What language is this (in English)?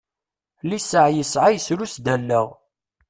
Kabyle